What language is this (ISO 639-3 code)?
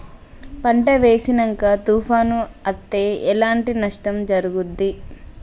tel